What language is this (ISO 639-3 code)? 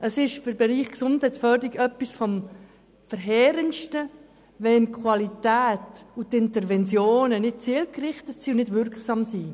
gsw